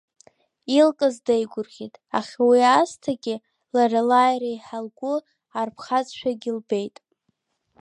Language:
Abkhazian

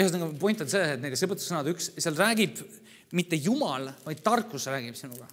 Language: Finnish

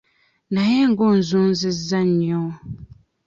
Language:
Ganda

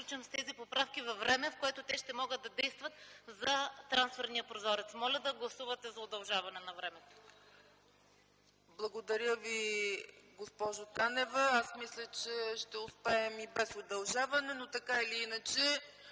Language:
Bulgarian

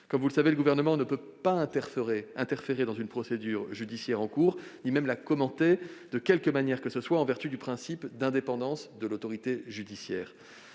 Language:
French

